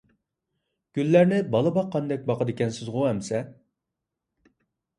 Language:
Uyghur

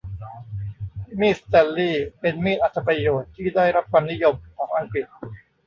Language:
Thai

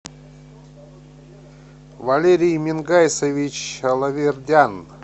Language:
Russian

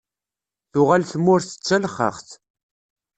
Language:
Kabyle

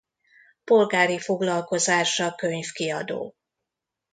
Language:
Hungarian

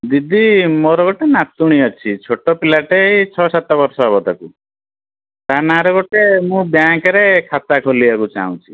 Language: Odia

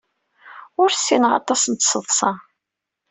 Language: Kabyle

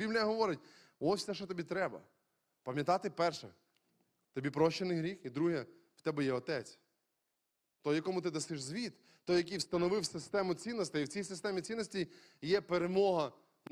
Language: Ukrainian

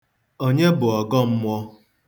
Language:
Igbo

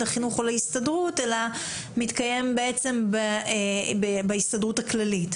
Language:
Hebrew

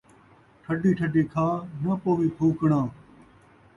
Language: Saraiki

